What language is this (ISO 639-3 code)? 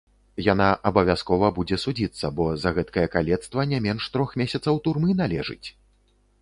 bel